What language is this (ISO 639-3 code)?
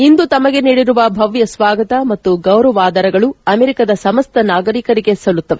kan